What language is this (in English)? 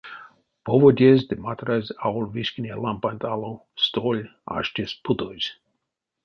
Erzya